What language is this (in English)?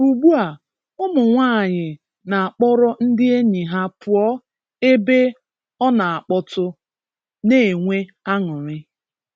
Igbo